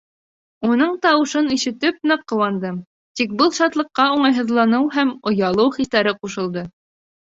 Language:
Bashkir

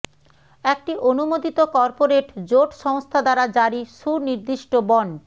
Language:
Bangla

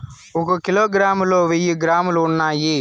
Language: Telugu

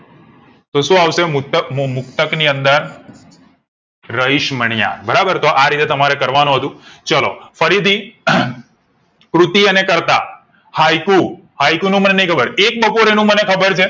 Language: Gujarati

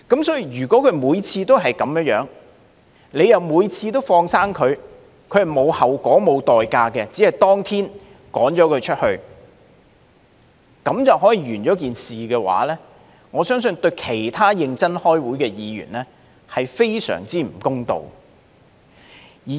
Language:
Cantonese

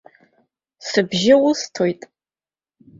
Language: Abkhazian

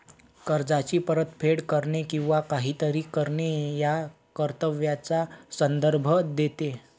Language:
Marathi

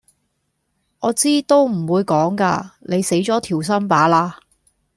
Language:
Cantonese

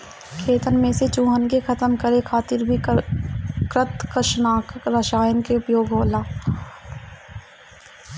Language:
Bhojpuri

